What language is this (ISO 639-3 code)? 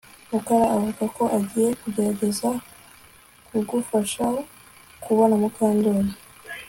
kin